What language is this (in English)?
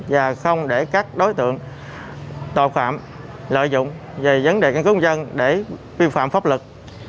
Vietnamese